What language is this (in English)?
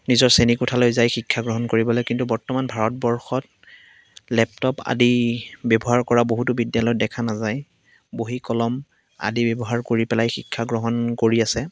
Assamese